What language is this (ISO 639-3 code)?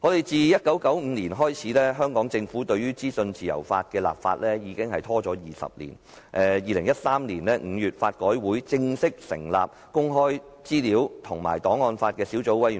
yue